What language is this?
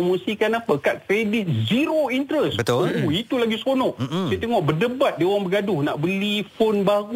Malay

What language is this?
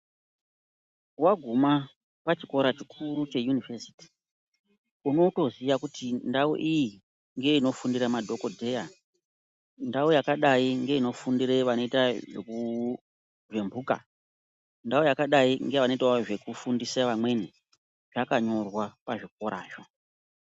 Ndau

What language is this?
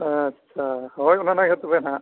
Santali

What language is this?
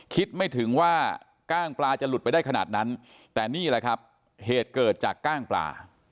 Thai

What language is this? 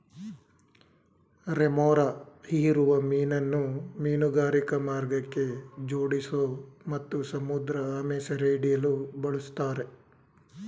Kannada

